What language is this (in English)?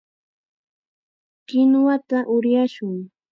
Chiquián Ancash Quechua